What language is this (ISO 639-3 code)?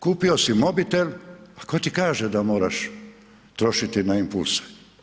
hrv